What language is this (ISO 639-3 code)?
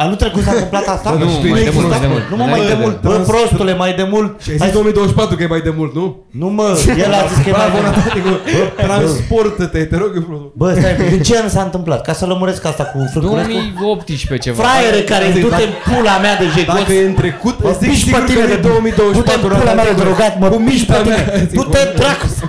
ron